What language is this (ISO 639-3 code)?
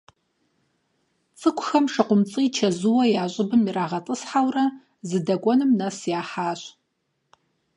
kbd